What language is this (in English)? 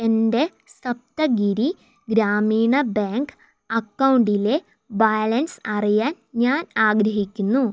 Malayalam